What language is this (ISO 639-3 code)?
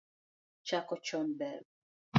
luo